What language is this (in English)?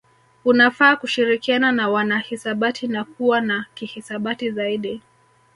Swahili